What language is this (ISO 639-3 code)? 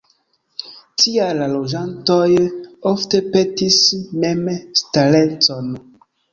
epo